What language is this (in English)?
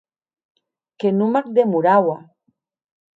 Occitan